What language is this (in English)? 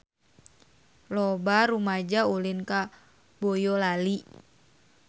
Sundanese